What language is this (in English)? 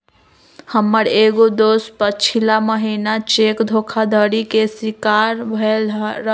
Magahi